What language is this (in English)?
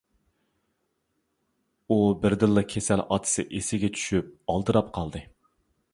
Uyghur